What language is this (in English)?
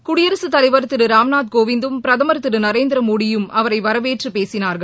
Tamil